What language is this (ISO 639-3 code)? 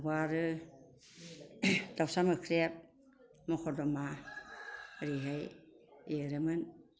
brx